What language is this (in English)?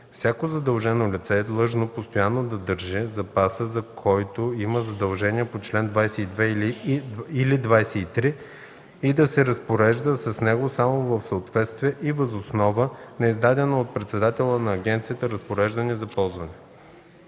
Bulgarian